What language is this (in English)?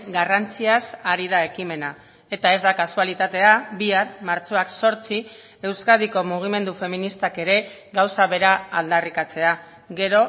Basque